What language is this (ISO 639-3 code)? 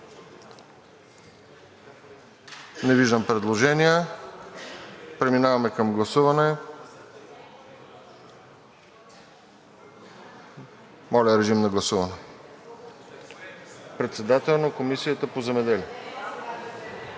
bul